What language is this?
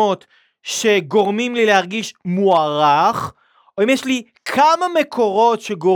Hebrew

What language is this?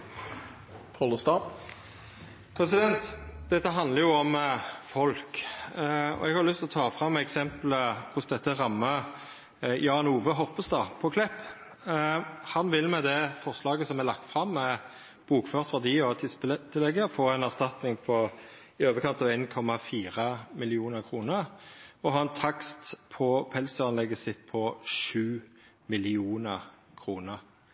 Norwegian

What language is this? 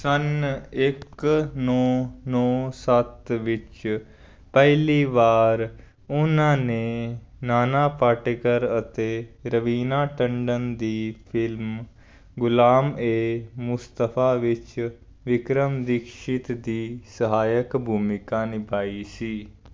Punjabi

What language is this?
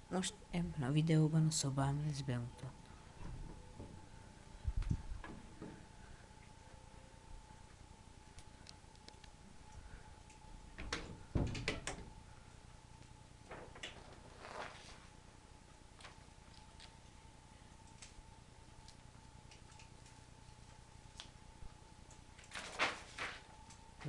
Hungarian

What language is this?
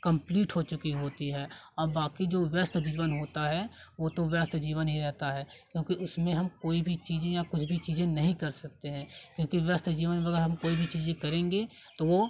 Hindi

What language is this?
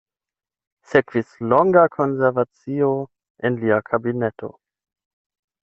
Esperanto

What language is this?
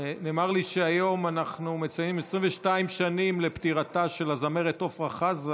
Hebrew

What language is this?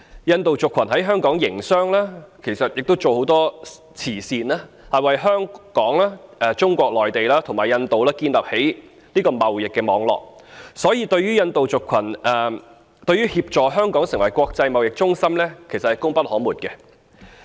Cantonese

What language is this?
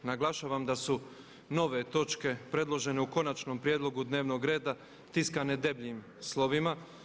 Croatian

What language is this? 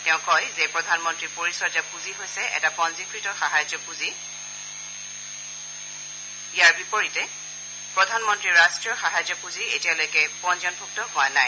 Assamese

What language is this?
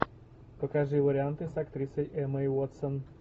Russian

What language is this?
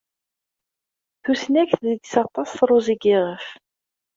Kabyle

